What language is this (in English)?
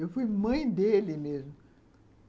Portuguese